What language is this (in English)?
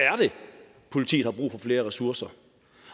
Danish